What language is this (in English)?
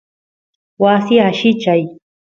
Santiago del Estero Quichua